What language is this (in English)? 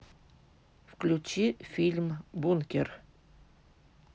Russian